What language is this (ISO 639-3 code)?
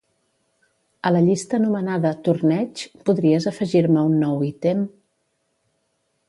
cat